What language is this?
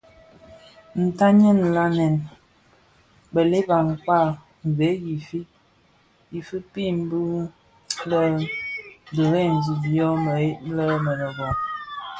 Bafia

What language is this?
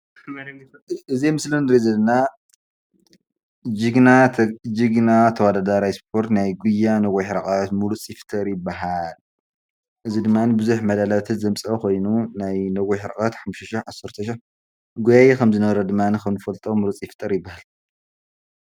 Tigrinya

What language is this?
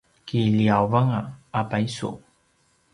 Paiwan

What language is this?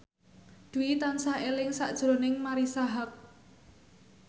Javanese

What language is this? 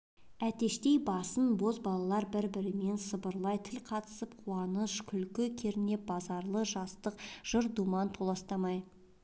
Kazakh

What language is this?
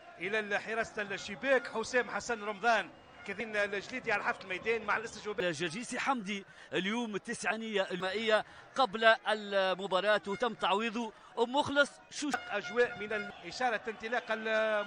Arabic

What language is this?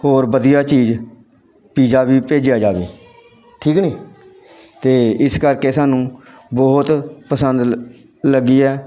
Punjabi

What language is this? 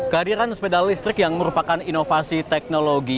Indonesian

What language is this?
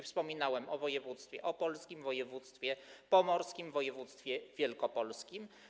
Polish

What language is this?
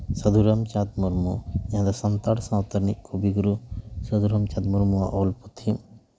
Santali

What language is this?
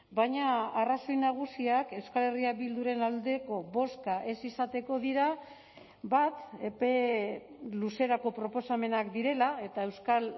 Basque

